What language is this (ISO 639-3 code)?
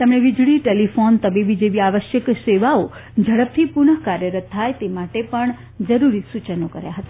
guj